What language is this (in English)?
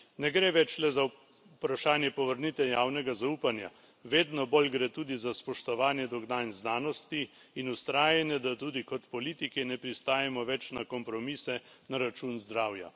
Slovenian